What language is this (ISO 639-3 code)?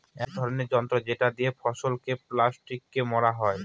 ben